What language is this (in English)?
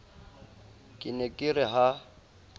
Southern Sotho